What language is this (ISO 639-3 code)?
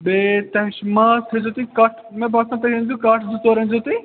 kas